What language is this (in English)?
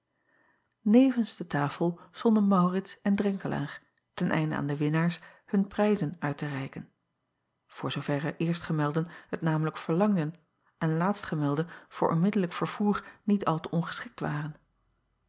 Dutch